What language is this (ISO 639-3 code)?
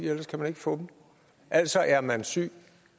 dan